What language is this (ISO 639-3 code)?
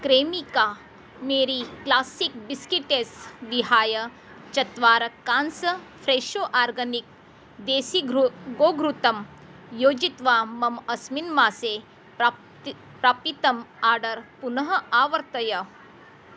san